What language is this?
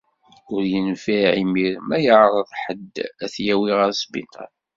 Kabyle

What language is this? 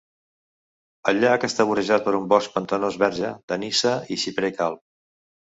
Catalan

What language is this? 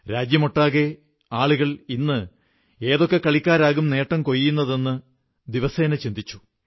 Malayalam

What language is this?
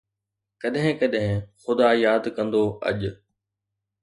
Sindhi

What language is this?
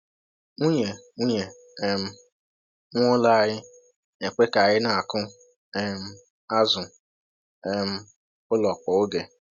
Igbo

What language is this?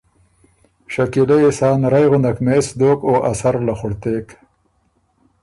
Ormuri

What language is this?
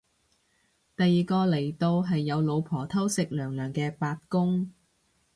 Cantonese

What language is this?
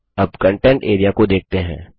Hindi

